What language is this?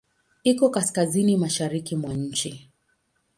Swahili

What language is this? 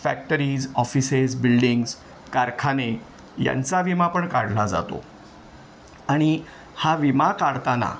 Marathi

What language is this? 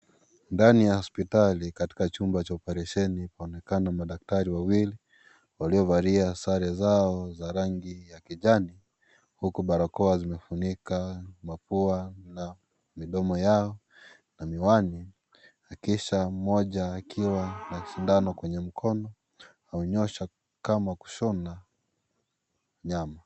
Swahili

